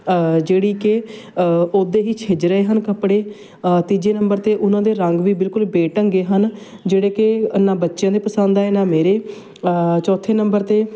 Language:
Punjabi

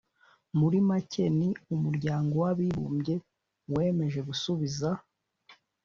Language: Kinyarwanda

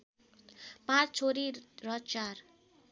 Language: Nepali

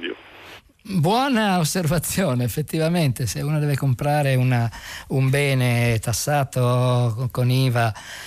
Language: Italian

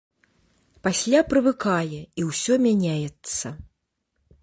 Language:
Belarusian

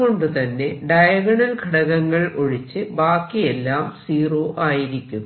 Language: Malayalam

